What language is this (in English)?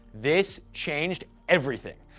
English